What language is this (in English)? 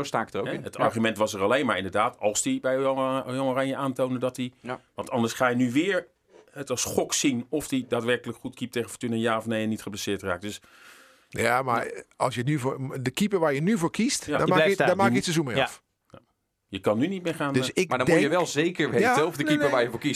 Dutch